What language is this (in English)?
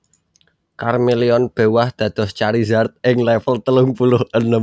Javanese